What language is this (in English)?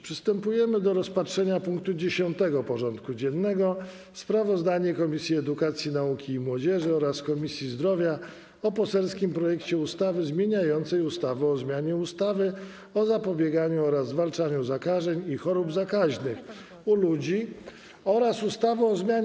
Polish